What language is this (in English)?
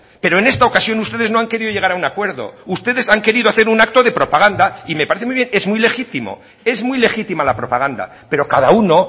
Spanish